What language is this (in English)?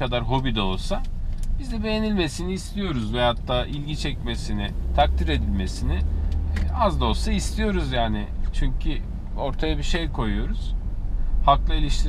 Turkish